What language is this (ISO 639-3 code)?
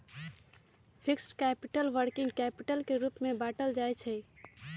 mag